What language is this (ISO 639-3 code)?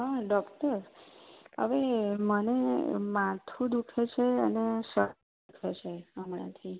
guj